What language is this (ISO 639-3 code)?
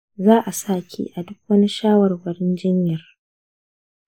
hau